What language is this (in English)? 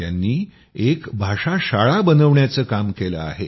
Marathi